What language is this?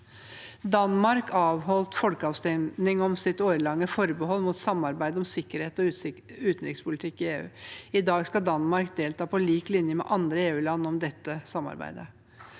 Norwegian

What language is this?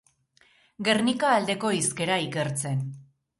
Basque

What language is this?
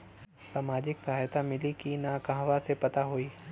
Bhojpuri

